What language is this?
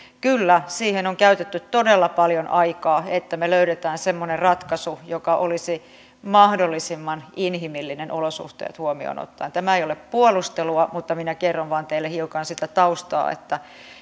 Finnish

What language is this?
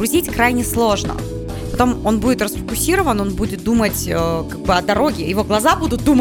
Russian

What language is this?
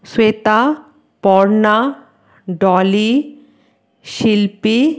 Bangla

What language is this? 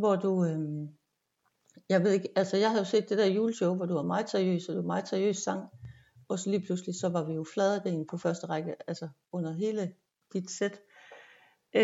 Danish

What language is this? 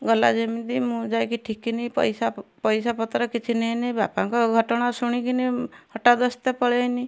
Odia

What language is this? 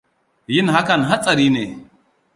Hausa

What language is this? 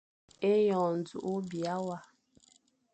Fang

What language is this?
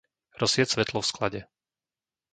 Slovak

